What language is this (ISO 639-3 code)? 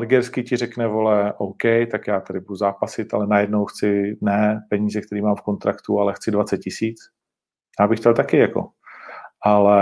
ces